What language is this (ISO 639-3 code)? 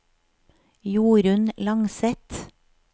nor